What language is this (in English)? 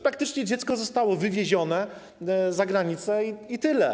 Polish